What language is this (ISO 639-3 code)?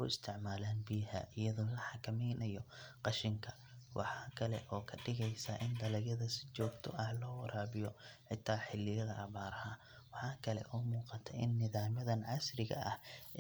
som